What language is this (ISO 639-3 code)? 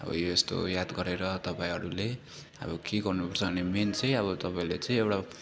nep